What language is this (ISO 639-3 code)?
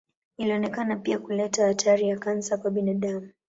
swa